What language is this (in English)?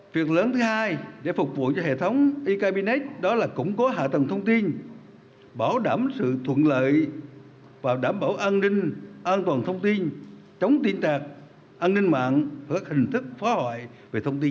Vietnamese